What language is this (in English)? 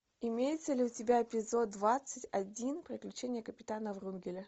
Russian